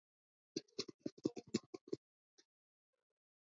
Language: Georgian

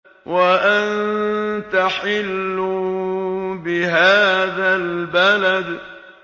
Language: Arabic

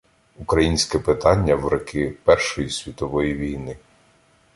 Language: Ukrainian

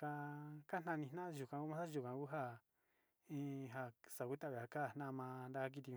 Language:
Sinicahua Mixtec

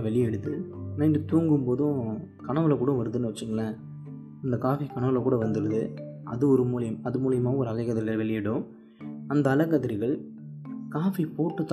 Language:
Tamil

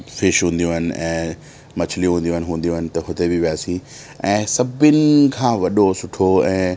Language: Sindhi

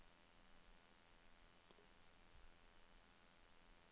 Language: Norwegian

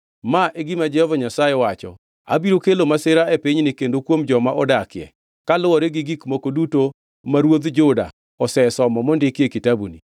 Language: Luo (Kenya and Tanzania)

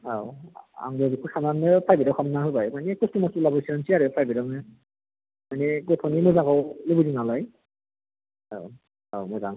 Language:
Bodo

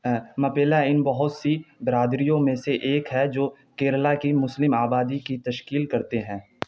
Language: Urdu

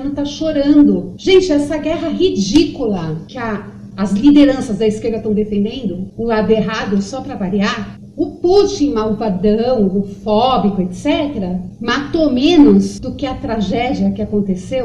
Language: Portuguese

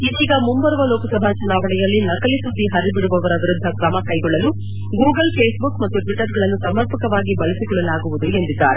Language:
Kannada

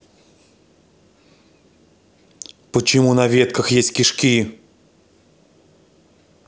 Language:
Russian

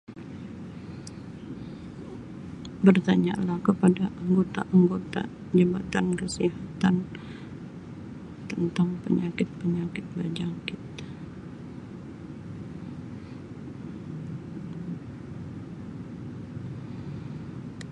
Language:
Sabah Malay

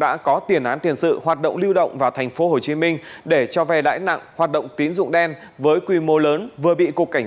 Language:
Vietnamese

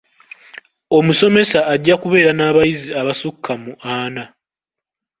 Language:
Ganda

